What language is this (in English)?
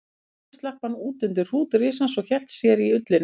Icelandic